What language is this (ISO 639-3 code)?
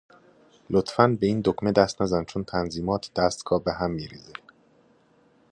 fas